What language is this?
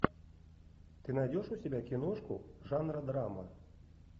Russian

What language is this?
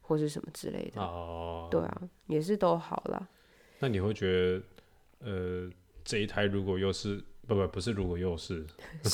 Chinese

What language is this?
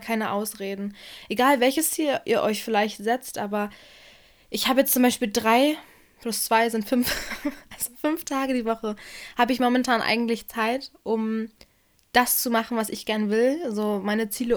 German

